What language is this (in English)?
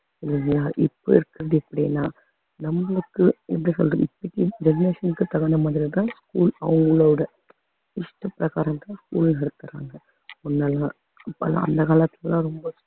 Tamil